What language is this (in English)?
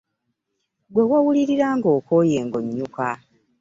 Ganda